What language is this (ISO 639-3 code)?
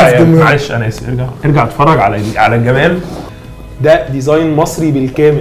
ara